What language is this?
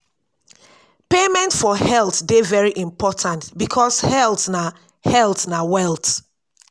Nigerian Pidgin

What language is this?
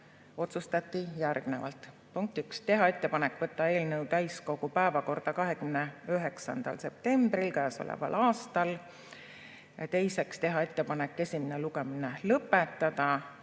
Estonian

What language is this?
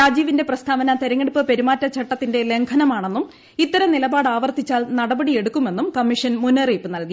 Malayalam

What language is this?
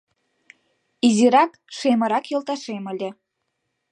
Mari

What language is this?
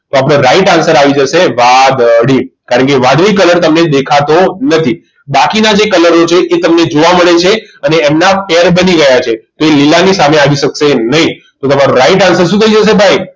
Gujarati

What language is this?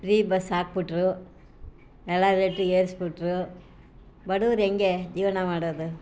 Kannada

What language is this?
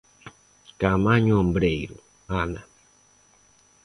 Galician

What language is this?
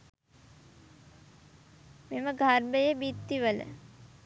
Sinhala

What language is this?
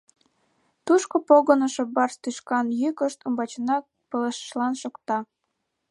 Mari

